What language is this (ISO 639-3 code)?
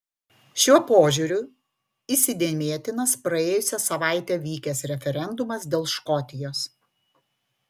lit